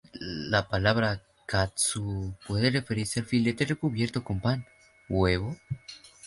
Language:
Spanish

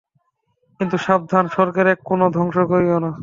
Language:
Bangla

